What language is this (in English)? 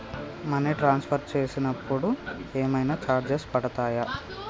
Telugu